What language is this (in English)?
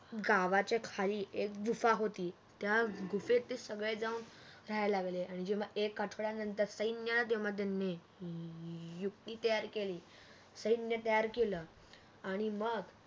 Marathi